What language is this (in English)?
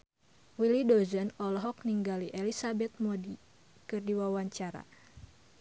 Sundanese